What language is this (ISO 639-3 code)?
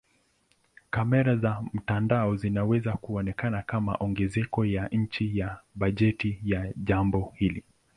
swa